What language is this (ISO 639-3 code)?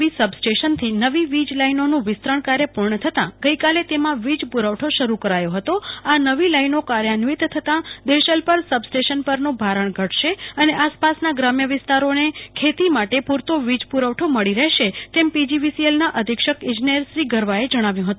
guj